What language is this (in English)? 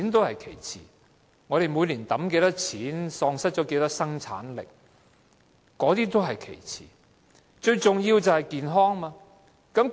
Cantonese